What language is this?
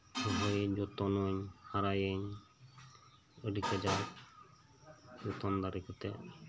Santali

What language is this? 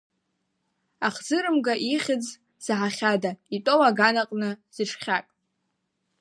Abkhazian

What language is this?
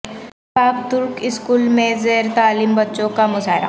Urdu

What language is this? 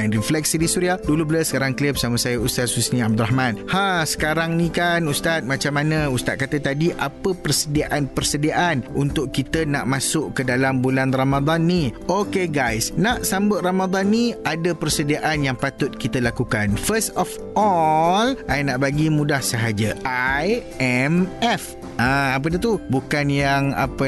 Malay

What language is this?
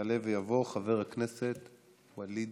Hebrew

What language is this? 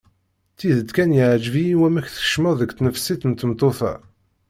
Kabyle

